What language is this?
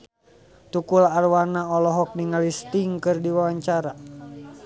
Sundanese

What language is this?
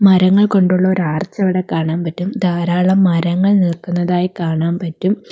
Malayalam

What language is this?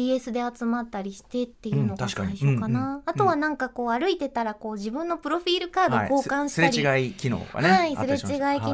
Japanese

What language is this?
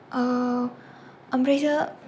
Bodo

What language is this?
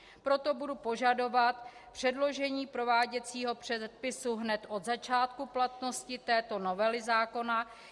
Czech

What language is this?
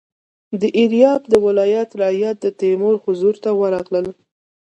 Pashto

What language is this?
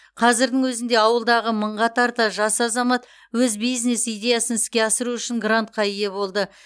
Kazakh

